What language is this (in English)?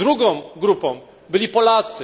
Polish